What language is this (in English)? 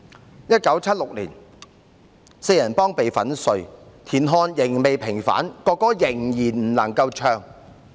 Cantonese